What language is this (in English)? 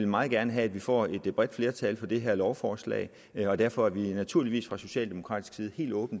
Danish